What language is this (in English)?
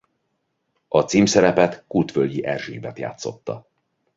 Hungarian